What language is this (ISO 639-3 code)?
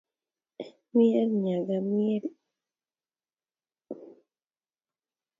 kln